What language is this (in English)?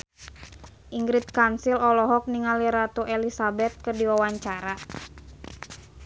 Sundanese